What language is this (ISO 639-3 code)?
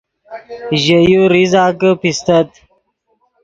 ydg